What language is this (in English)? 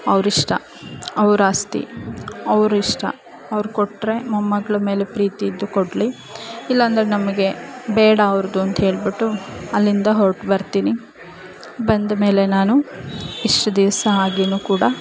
Kannada